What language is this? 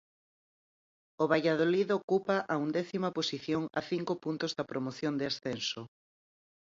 Galician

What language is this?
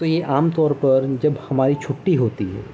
Urdu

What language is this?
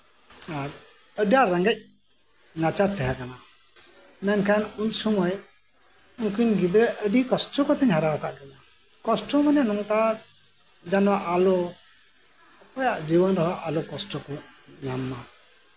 Santali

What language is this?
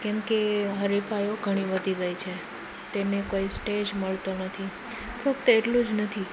Gujarati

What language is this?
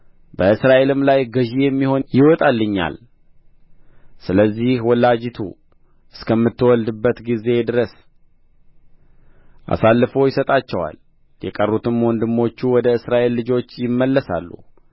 Amharic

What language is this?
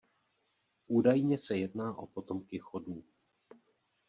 Czech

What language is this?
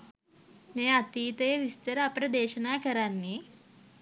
Sinhala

